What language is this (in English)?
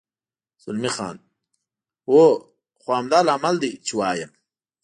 Pashto